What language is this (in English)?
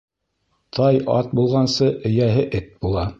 Bashkir